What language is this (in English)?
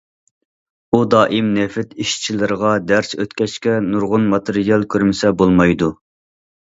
Uyghur